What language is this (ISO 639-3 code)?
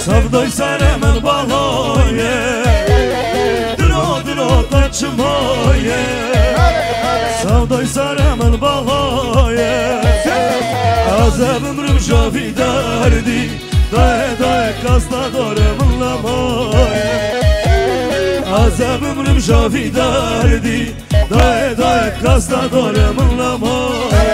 ara